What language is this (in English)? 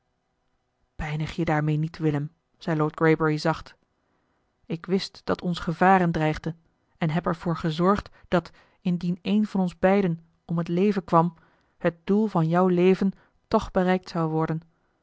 Dutch